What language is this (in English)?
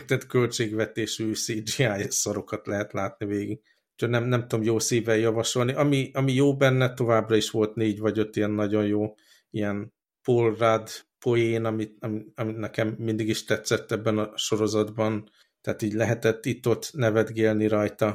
Hungarian